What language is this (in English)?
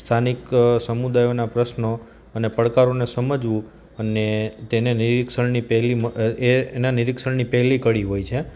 Gujarati